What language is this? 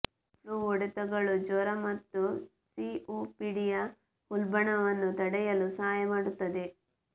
Kannada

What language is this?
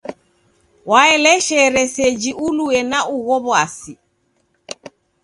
Taita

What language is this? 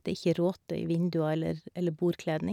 Norwegian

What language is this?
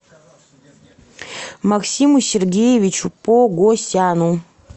Russian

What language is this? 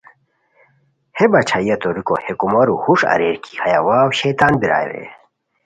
Khowar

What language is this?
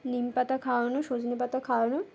Bangla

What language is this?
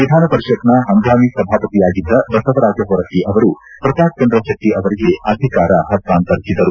Kannada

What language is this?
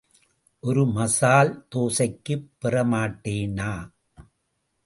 Tamil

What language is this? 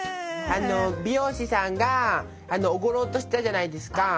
Japanese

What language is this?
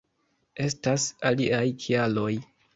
Esperanto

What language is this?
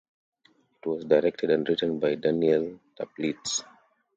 English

